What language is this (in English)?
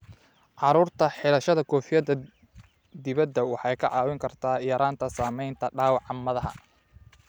Somali